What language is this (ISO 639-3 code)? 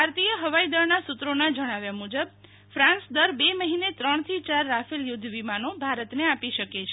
guj